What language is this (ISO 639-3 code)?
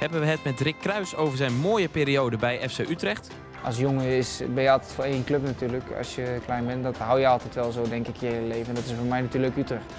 nld